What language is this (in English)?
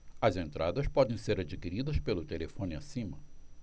Portuguese